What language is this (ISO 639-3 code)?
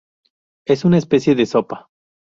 spa